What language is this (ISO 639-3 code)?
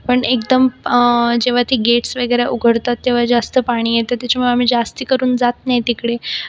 mar